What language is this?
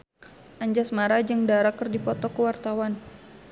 Sundanese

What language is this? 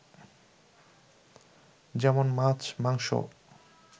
Bangla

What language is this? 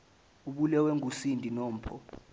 Zulu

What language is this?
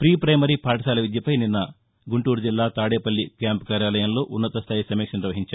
Telugu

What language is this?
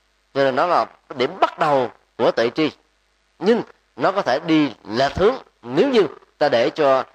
Vietnamese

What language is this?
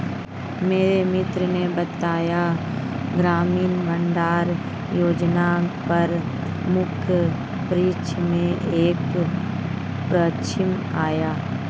Hindi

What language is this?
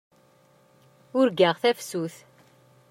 Kabyle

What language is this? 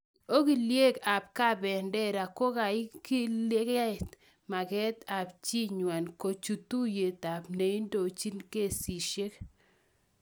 Kalenjin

